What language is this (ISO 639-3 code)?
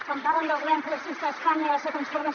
cat